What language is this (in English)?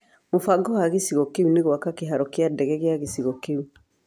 Kikuyu